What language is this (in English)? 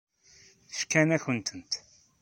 Kabyle